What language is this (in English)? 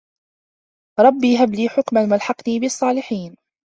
Arabic